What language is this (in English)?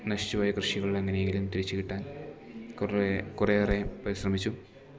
Malayalam